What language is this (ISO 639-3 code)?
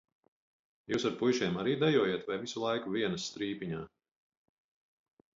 lav